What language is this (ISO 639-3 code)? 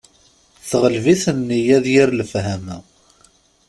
kab